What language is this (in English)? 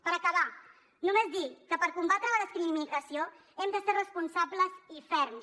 Catalan